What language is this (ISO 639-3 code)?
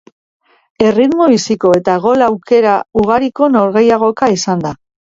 eus